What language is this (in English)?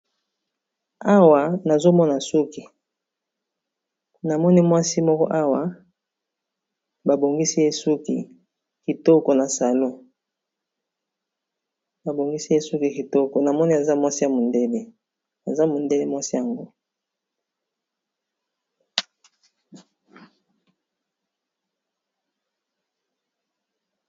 Lingala